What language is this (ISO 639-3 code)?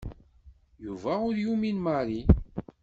kab